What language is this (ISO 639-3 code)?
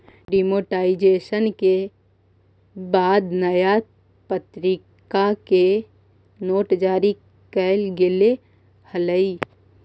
mag